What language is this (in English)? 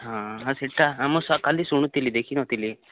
Odia